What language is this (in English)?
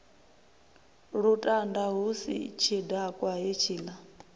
Venda